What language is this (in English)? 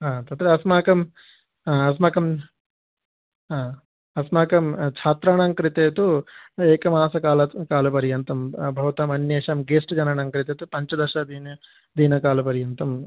Sanskrit